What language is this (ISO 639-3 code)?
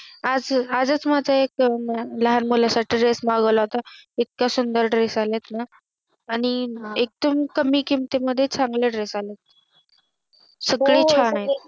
mar